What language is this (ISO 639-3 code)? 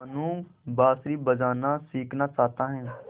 hin